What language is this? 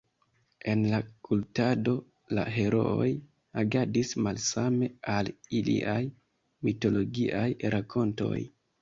Esperanto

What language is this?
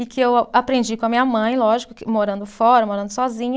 Portuguese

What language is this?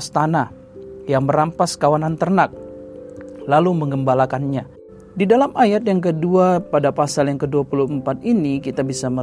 Indonesian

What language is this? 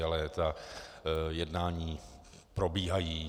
Czech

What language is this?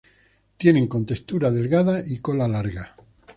Spanish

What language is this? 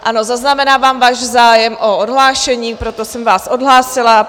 Czech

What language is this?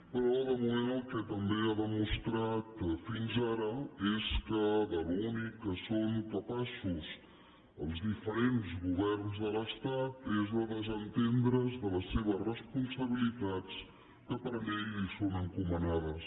Catalan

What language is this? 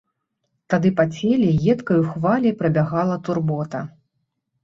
Belarusian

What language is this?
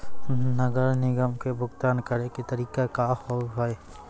Maithili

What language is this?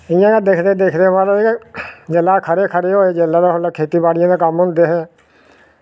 Dogri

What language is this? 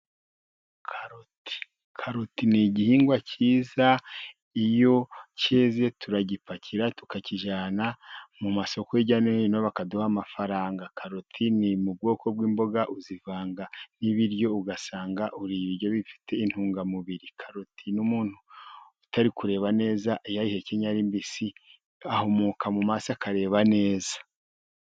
Kinyarwanda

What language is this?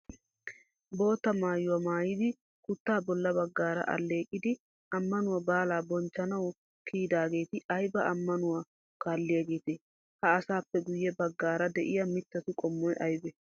Wolaytta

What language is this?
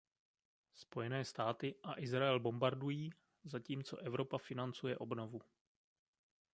Czech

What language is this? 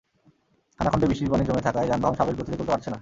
Bangla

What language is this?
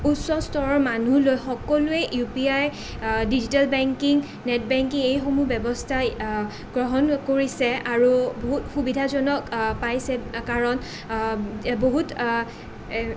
Assamese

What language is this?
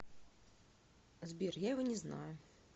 Russian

